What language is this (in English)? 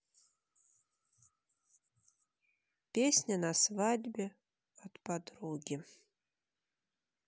Russian